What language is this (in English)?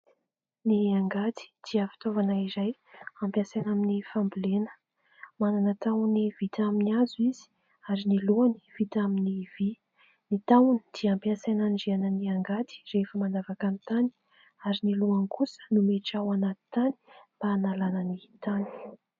Malagasy